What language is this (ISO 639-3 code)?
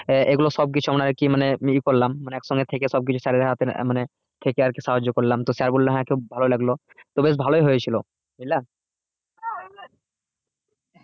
ben